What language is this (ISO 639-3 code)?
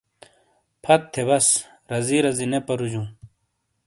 scl